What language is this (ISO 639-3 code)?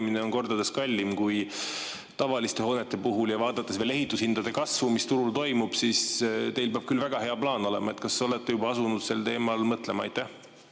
est